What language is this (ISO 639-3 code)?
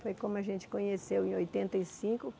por